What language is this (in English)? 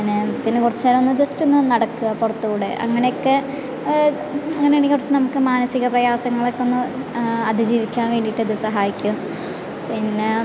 Malayalam